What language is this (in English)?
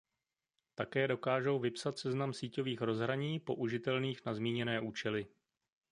Czech